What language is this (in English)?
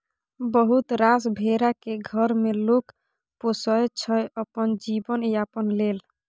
Maithili